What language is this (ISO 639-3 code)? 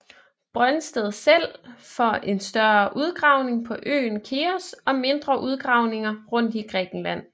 dan